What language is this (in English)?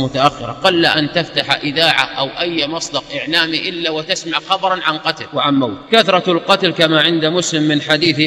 Arabic